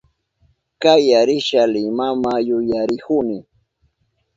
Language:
Southern Pastaza Quechua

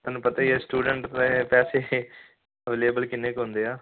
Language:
Punjabi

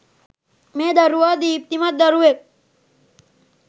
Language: Sinhala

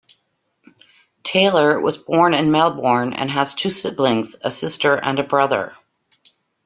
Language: English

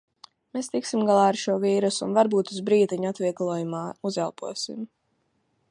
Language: Latvian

